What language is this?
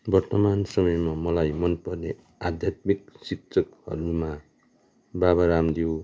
Nepali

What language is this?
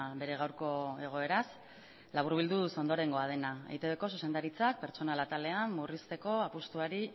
Basque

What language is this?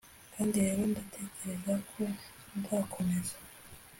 Kinyarwanda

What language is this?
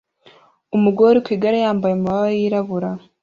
Kinyarwanda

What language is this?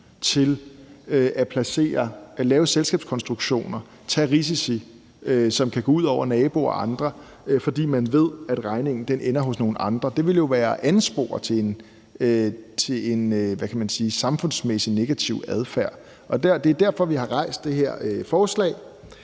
Danish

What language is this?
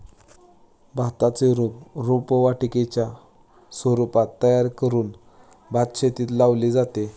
Marathi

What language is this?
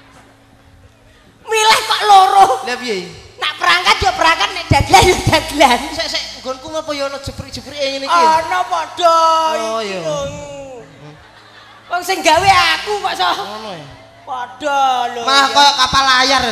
Indonesian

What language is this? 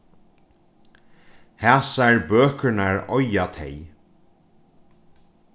Faroese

